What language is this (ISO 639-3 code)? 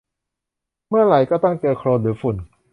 tha